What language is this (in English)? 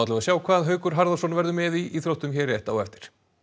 Icelandic